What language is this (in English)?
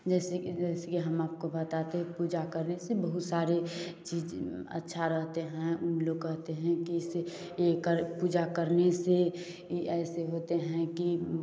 Hindi